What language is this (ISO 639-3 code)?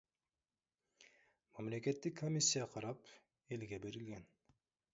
kir